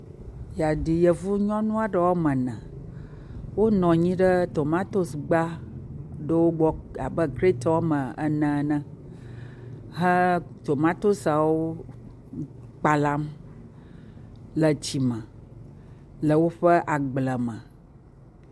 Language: Ewe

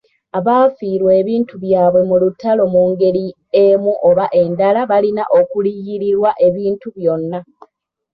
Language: Ganda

